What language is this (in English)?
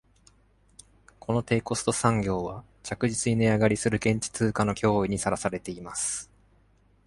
Japanese